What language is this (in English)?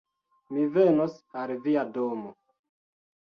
Esperanto